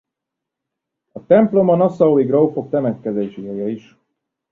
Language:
Hungarian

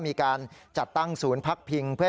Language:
Thai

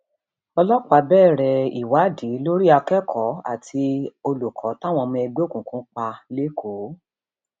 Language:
Yoruba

